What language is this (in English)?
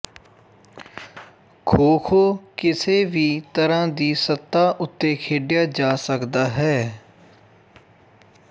Punjabi